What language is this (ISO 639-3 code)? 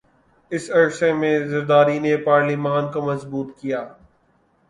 urd